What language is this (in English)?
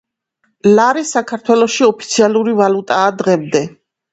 Georgian